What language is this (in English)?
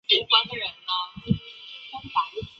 Chinese